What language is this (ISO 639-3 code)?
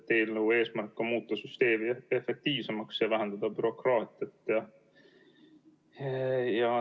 est